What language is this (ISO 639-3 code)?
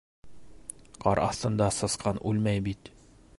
bak